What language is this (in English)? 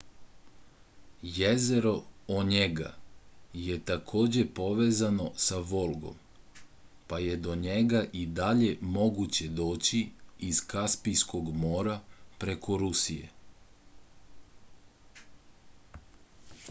Serbian